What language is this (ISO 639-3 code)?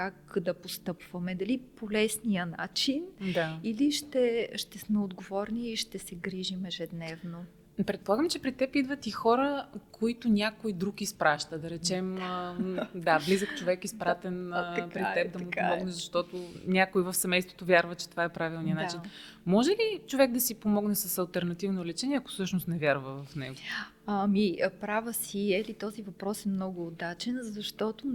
bul